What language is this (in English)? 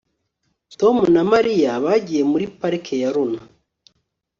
Kinyarwanda